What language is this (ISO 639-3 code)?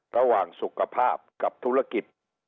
tha